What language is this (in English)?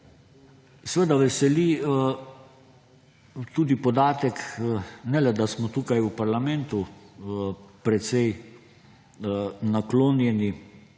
Slovenian